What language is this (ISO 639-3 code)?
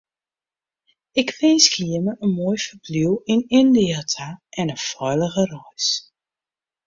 fry